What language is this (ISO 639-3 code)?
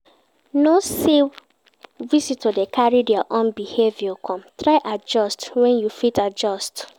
pcm